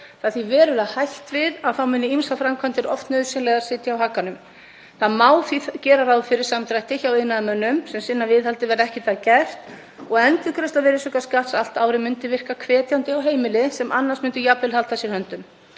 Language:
Icelandic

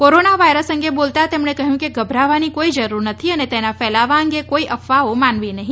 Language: Gujarati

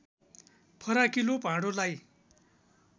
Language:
Nepali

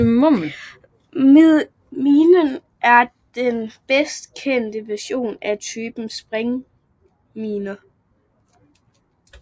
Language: Danish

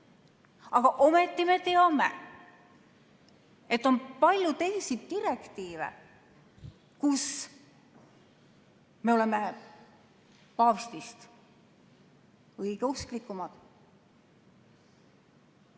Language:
Estonian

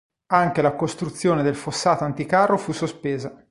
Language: Italian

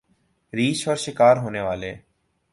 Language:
Urdu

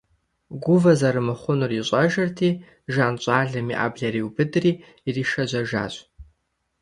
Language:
Kabardian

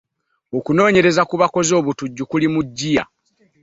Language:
Ganda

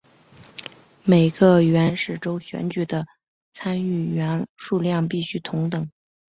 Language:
Chinese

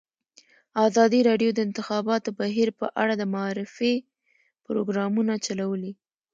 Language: Pashto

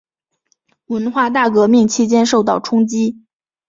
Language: Chinese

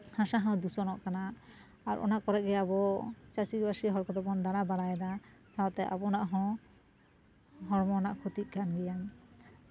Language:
Santali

